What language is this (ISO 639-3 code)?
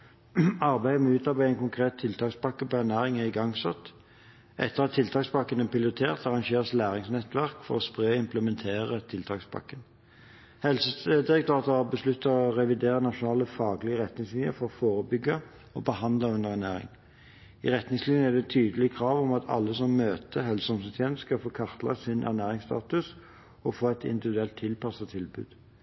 nob